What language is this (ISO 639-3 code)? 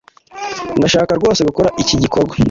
kin